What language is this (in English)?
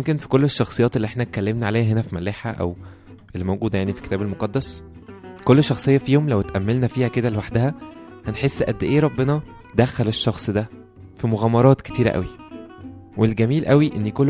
Arabic